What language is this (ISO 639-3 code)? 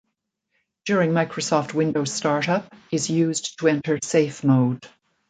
eng